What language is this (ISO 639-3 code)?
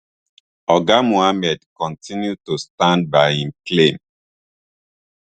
pcm